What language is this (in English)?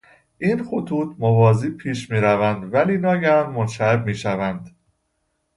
Persian